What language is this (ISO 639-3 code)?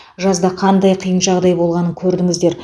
kaz